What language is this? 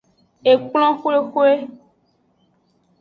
Aja (Benin)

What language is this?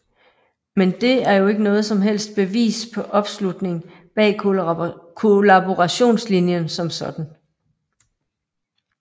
Danish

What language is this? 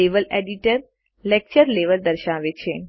Gujarati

